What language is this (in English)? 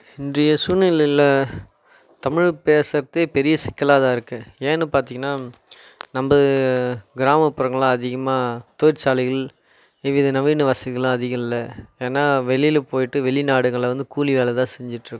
Tamil